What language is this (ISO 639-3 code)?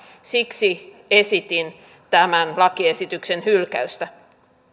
fin